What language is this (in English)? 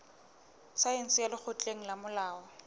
Southern Sotho